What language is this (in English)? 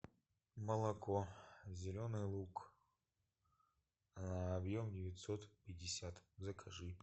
Russian